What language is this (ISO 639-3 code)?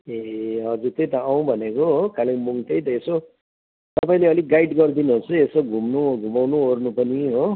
nep